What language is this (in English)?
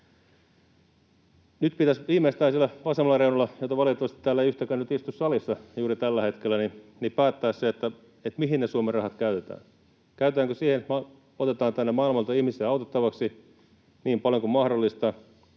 Finnish